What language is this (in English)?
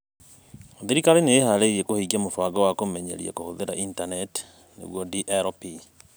Kikuyu